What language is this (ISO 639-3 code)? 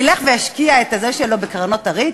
heb